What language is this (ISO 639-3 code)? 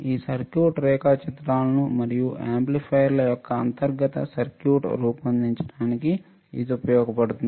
tel